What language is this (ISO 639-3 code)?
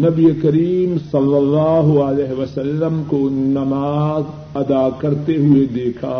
urd